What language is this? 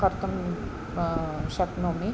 Sanskrit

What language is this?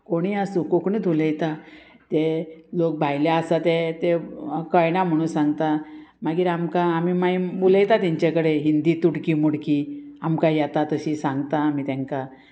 Konkani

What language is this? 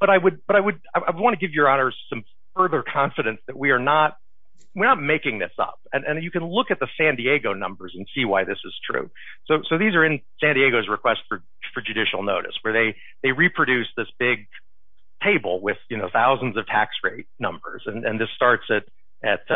English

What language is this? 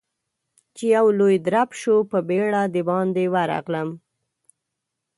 Pashto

